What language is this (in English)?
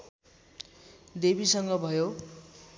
Nepali